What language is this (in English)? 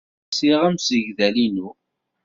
Kabyle